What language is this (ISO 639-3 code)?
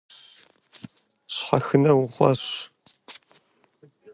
kbd